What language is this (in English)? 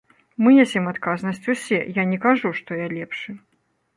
Belarusian